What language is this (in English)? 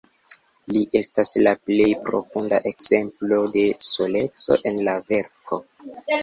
Esperanto